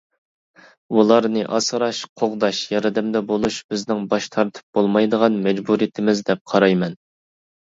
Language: Uyghur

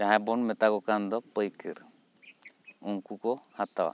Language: Santali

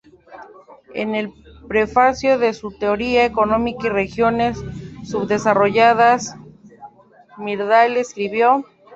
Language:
Spanish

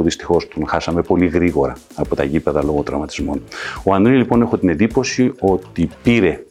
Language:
Greek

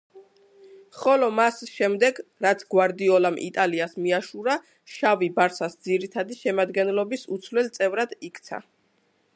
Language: Georgian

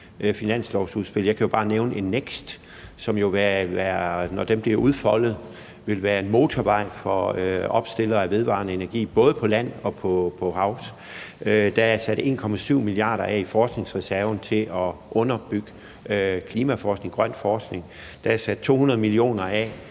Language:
Danish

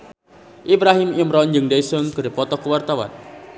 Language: Sundanese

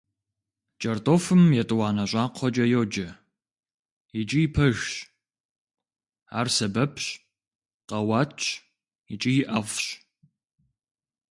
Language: Kabardian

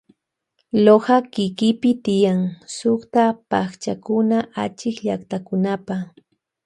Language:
Loja Highland Quichua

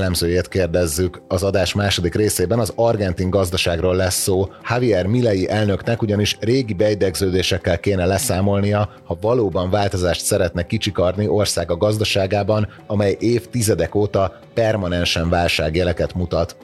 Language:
Hungarian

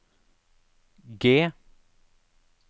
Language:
Norwegian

